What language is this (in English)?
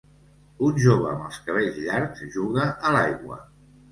Catalan